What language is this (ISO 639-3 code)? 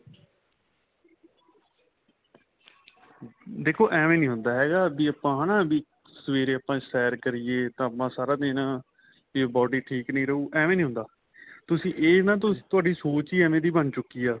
pan